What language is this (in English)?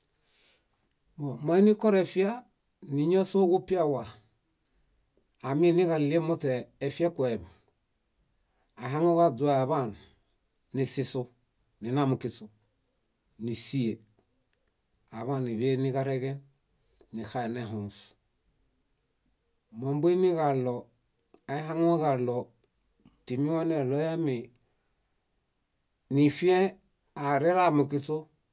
Bayot